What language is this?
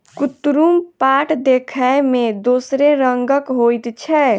Maithili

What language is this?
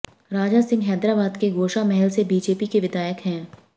Hindi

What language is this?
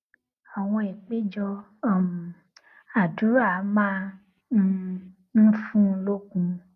Yoruba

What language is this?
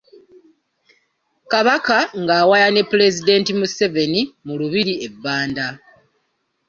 Ganda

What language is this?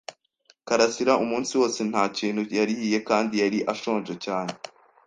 Kinyarwanda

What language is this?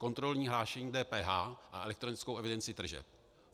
Czech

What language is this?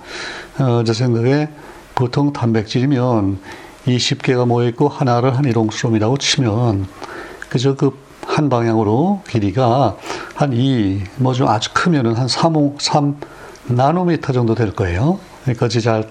Korean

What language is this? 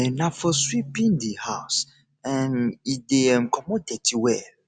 Nigerian Pidgin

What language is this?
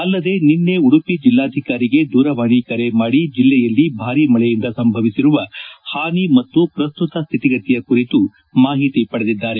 Kannada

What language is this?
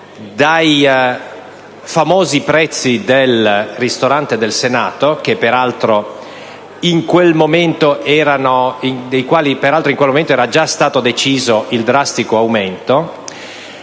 Italian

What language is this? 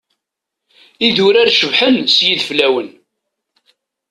Kabyle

